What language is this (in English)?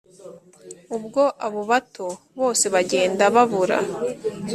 Kinyarwanda